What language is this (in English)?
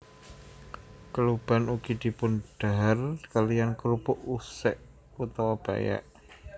Javanese